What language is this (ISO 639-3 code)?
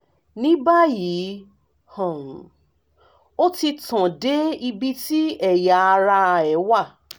yor